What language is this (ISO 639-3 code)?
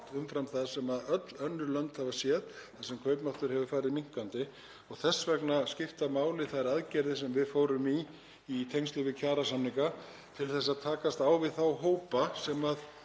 isl